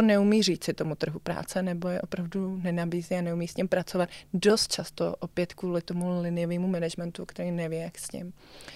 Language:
Czech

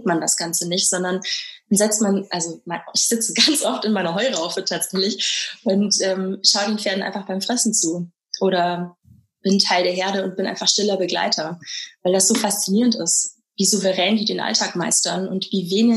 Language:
German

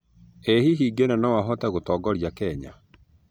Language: Kikuyu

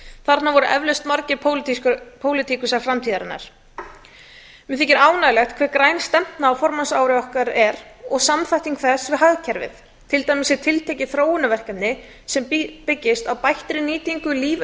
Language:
Icelandic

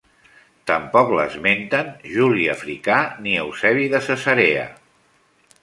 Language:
Catalan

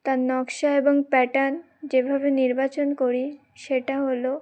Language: Bangla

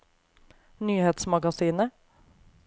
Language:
Norwegian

